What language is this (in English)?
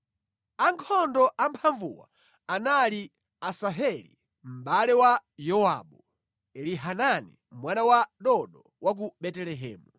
Nyanja